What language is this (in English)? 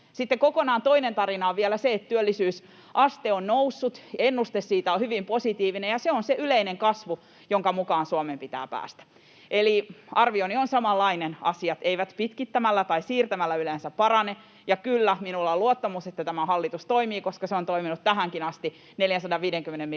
Finnish